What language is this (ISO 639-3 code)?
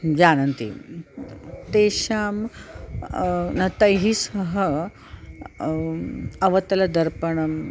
san